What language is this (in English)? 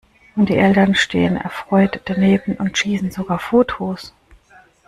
German